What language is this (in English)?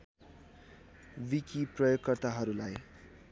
Nepali